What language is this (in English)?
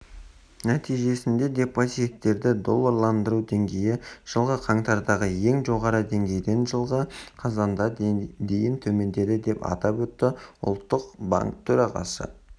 Kazakh